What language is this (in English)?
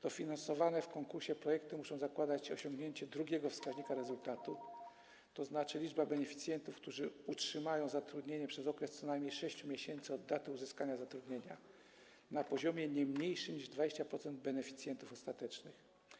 Polish